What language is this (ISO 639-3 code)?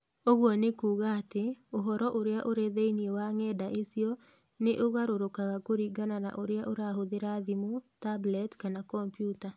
kik